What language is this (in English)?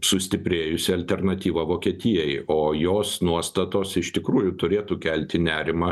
Lithuanian